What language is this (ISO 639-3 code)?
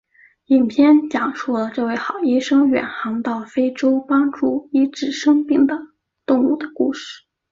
zho